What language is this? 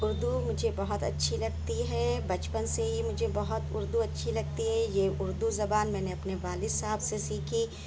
Urdu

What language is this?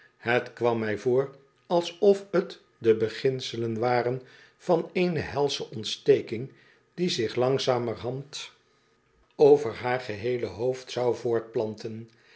Dutch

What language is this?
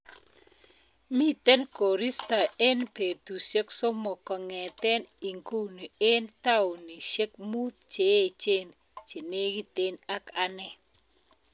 Kalenjin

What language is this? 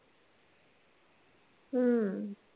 Marathi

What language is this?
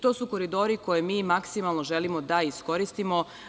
Serbian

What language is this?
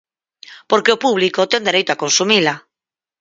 Galician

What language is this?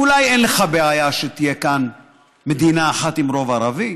Hebrew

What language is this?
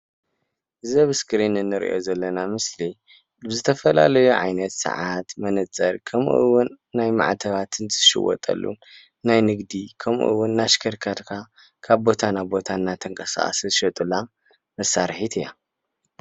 Tigrinya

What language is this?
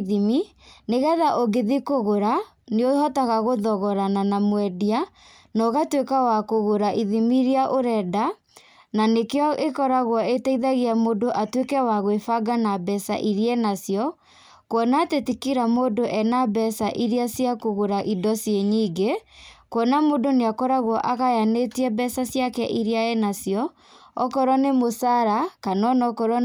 Kikuyu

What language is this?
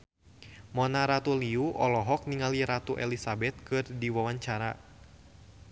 Sundanese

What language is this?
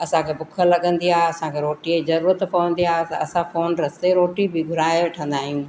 Sindhi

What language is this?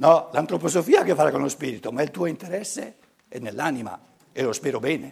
Italian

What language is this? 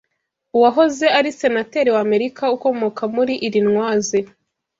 Kinyarwanda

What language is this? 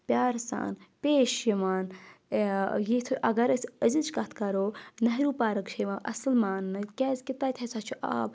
Kashmiri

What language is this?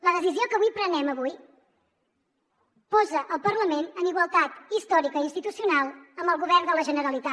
Catalan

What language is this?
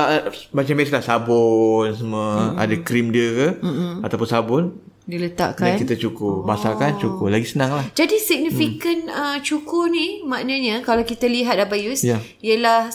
Malay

